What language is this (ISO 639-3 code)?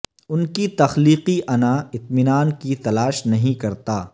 urd